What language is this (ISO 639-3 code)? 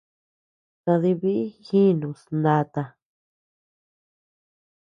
cux